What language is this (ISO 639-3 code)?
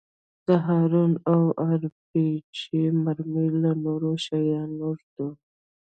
pus